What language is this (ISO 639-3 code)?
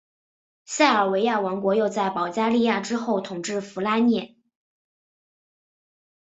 zho